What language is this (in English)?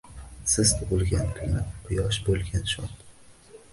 Uzbek